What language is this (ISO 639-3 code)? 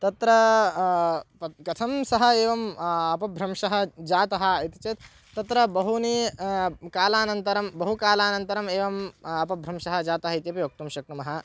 san